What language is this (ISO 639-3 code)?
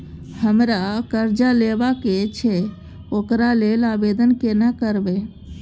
mai